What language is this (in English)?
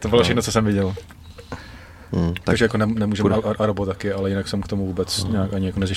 Czech